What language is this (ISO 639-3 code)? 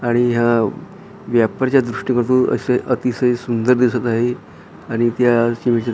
mar